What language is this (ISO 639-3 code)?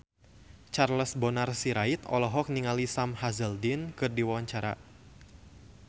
sun